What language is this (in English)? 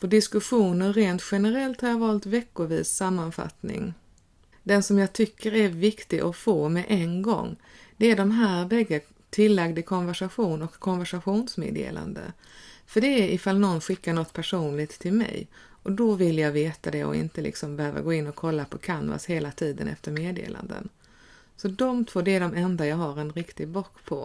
Swedish